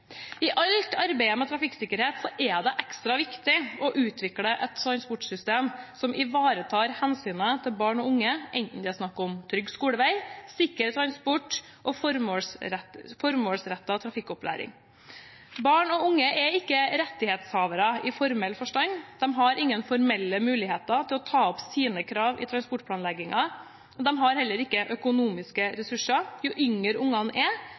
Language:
Norwegian Bokmål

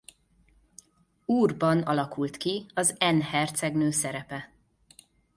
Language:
Hungarian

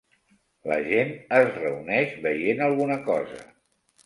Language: Catalan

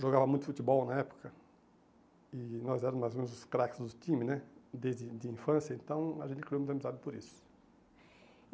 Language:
Portuguese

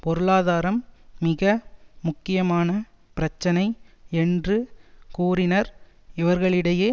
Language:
Tamil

